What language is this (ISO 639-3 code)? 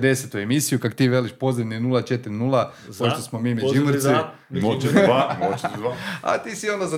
hrv